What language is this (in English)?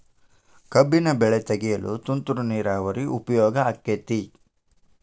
Kannada